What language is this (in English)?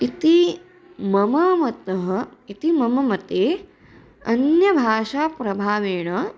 Sanskrit